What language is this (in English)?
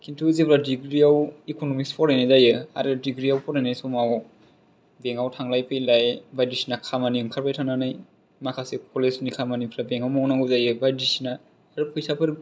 Bodo